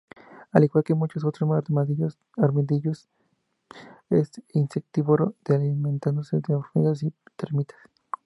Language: Spanish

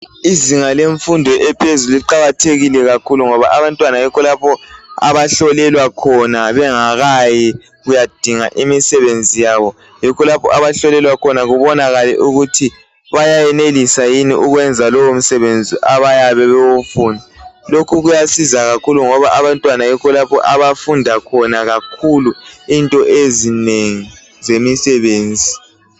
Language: North Ndebele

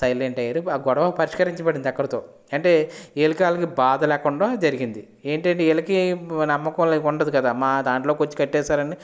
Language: Telugu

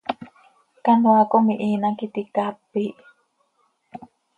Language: Seri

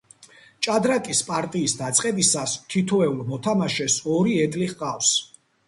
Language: Georgian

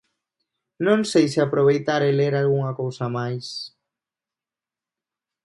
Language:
Galician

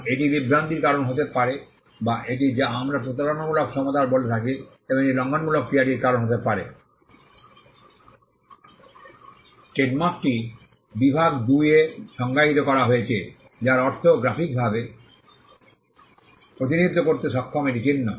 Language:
Bangla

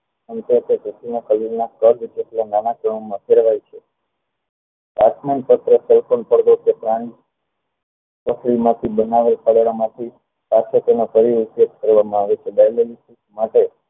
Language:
Gujarati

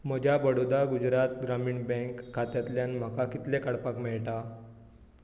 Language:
Konkani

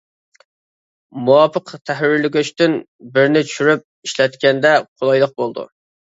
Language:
Uyghur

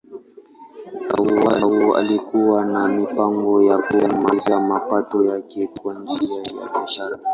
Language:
Swahili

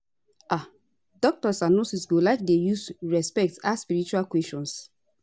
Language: Nigerian Pidgin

